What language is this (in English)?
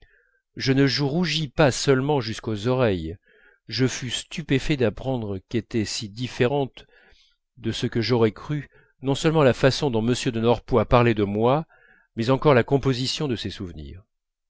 French